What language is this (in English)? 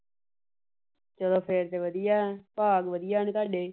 Punjabi